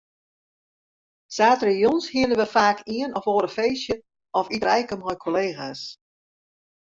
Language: Western Frisian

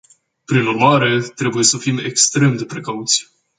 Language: Romanian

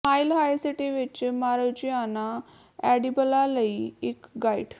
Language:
Punjabi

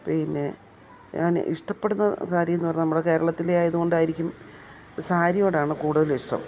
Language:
Malayalam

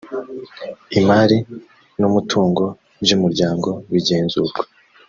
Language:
Kinyarwanda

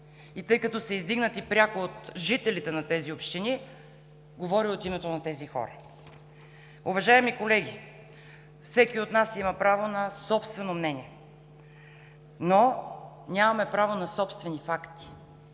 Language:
Bulgarian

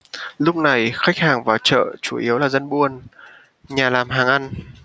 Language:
Vietnamese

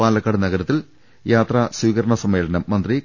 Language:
Malayalam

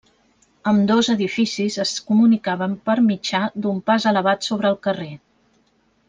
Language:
Catalan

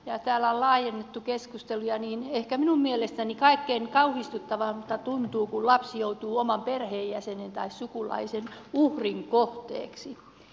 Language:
Finnish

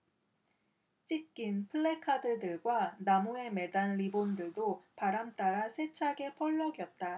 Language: Korean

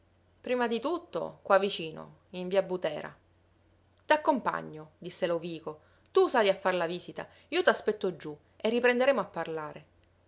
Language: Italian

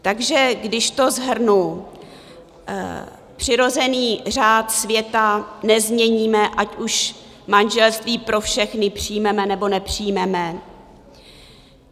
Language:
Czech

